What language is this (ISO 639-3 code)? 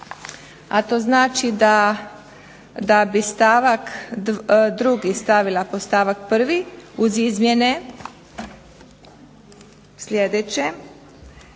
hrv